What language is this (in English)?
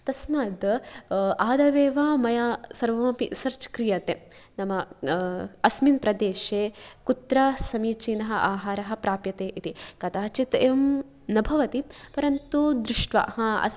Sanskrit